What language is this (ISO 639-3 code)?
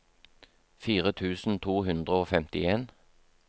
nor